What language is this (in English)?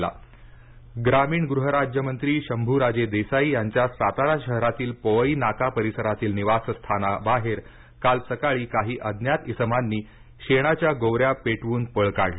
Marathi